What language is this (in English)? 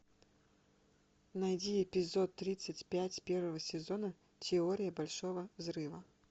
Russian